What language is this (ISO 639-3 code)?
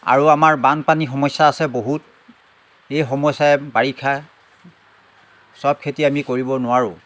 asm